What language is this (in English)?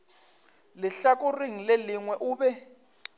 Northern Sotho